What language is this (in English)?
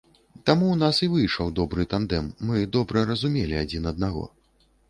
Belarusian